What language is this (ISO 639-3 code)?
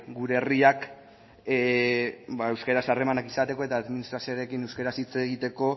eus